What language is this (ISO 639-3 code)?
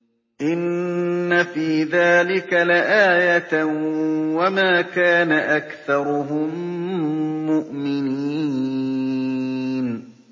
ara